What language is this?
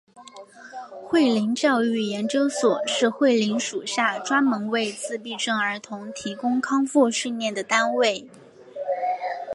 Chinese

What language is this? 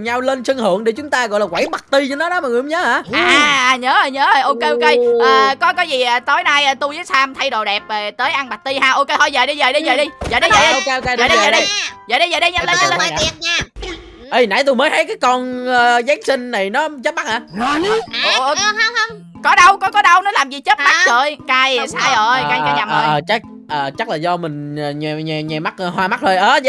Vietnamese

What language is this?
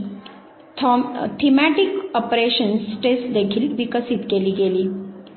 Marathi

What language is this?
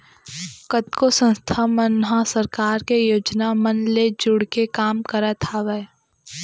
Chhattisgarhi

